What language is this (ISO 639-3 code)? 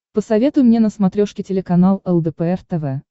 rus